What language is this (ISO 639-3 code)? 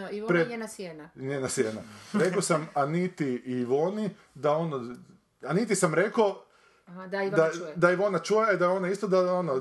hrv